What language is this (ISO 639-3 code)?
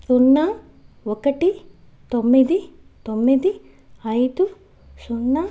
tel